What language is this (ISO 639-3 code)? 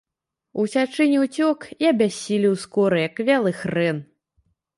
bel